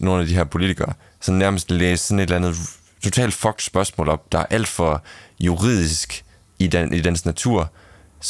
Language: Danish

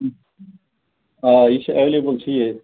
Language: Kashmiri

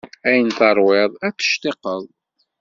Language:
Kabyle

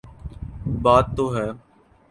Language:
Urdu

